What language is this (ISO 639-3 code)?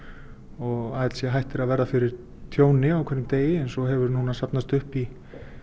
isl